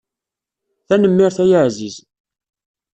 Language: Kabyle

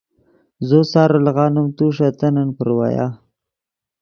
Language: Yidgha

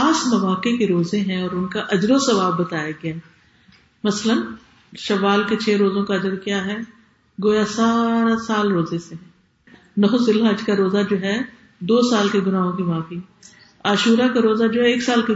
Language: Urdu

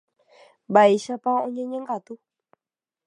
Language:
Guarani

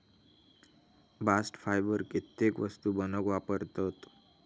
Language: Marathi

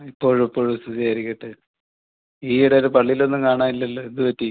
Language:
Malayalam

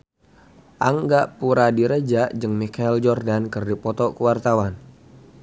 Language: Sundanese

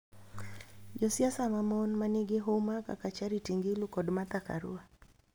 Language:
Luo (Kenya and Tanzania)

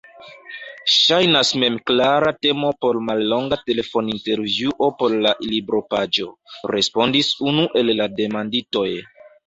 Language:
Esperanto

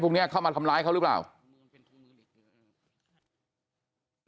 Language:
Thai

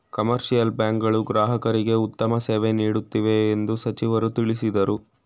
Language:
Kannada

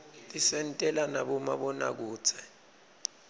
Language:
Swati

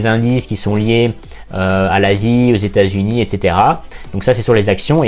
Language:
French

